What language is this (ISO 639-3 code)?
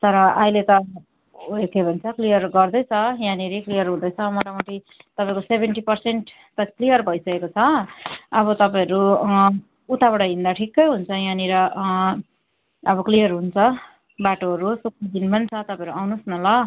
nep